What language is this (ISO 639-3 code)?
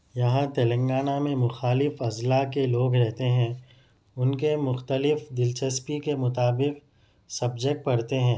urd